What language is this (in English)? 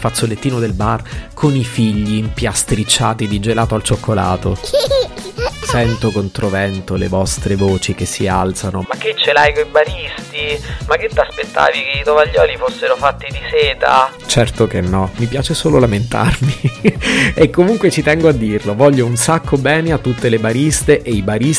Italian